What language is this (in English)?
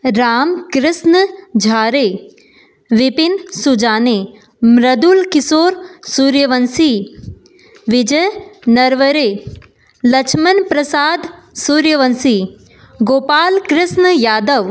Hindi